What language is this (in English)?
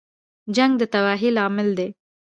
Pashto